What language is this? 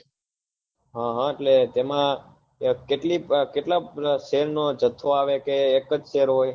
Gujarati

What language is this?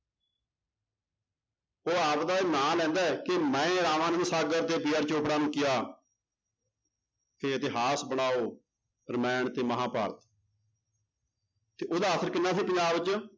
Punjabi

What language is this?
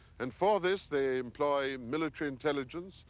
English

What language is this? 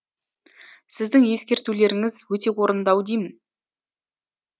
Kazakh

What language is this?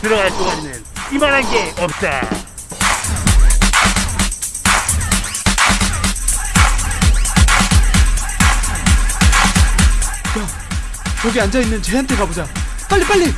Korean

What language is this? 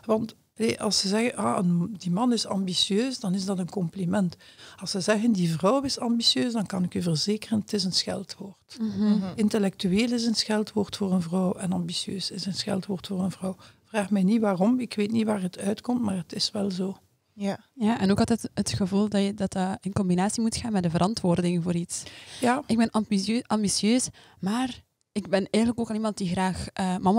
Dutch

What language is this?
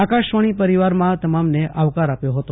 Gujarati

